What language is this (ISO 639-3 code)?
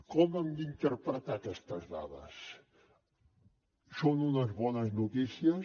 cat